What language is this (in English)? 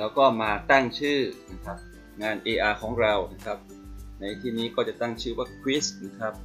Thai